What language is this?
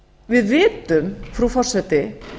Icelandic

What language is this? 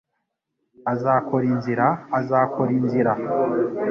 Kinyarwanda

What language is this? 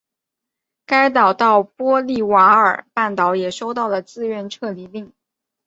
Chinese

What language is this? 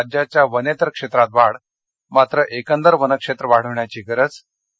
Marathi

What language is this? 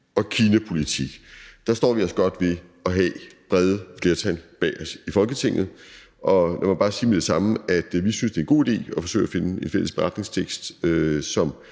Danish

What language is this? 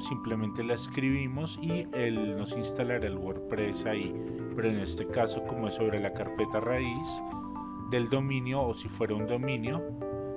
Spanish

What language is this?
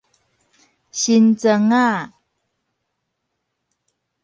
Min Nan Chinese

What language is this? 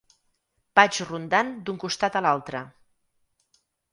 Catalan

